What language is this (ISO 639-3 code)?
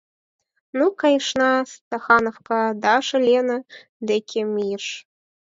chm